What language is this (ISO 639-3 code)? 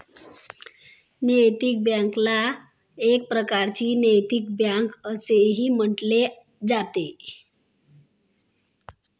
mar